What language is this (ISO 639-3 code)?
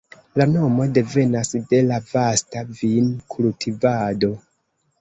epo